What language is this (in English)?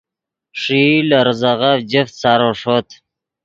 Yidgha